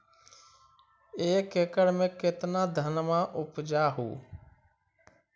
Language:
Magahi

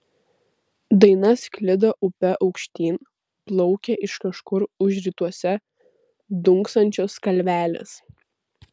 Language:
Lithuanian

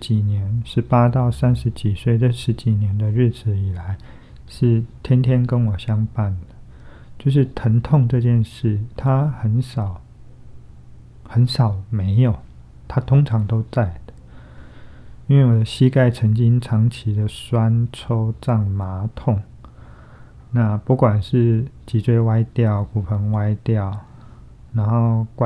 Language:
Chinese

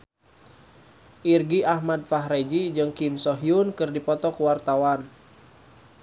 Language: Sundanese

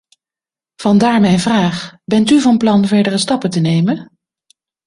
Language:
Dutch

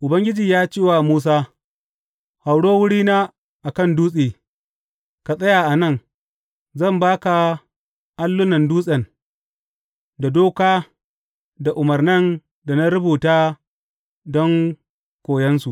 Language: Hausa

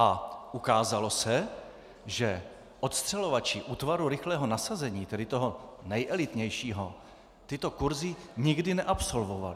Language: Czech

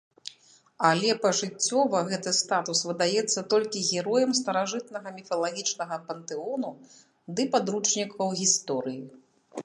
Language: Belarusian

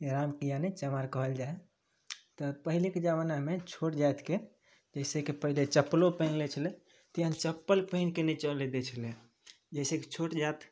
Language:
Maithili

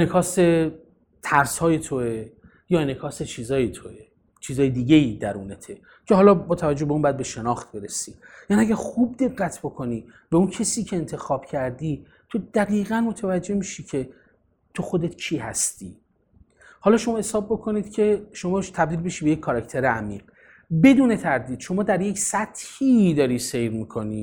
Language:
Persian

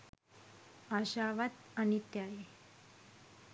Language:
Sinhala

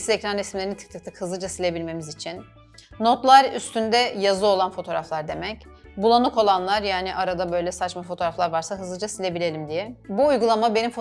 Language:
Turkish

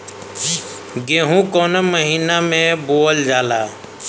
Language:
Bhojpuri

